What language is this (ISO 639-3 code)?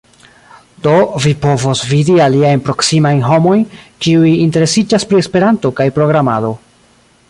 epo